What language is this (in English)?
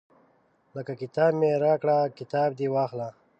Pashto